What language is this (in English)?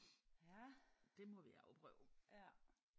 Danish